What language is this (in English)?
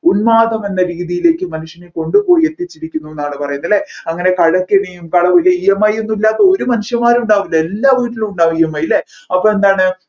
Malayalam